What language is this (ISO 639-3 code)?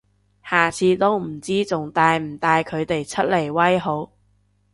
yue